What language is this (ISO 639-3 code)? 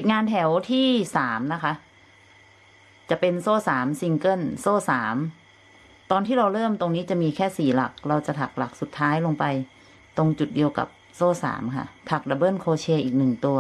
tha